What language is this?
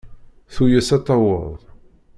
Kabyle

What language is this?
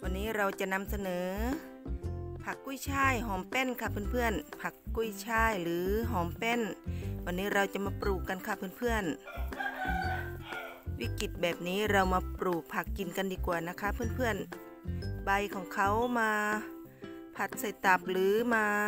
Thai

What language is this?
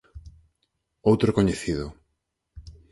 Galician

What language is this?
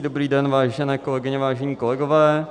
Czech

